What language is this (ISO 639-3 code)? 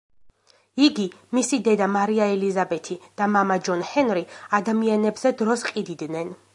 kat